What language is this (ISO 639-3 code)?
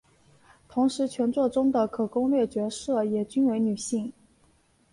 zho